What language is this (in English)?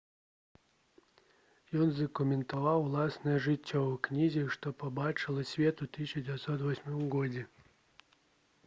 Belarusian